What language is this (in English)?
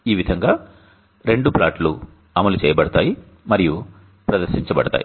Telugu